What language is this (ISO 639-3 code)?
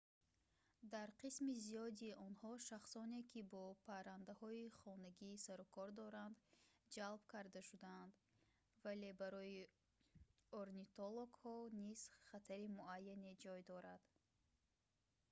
tgk